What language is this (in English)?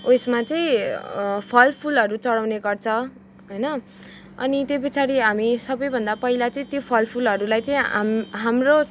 Nepali